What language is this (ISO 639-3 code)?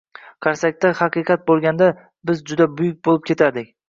uzb